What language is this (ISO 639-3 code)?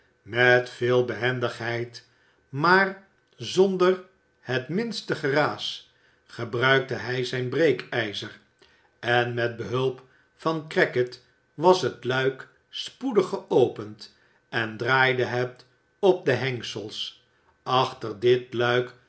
nld